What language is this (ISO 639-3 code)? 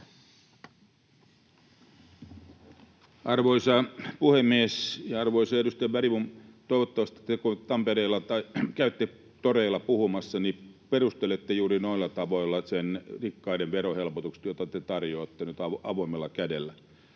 fin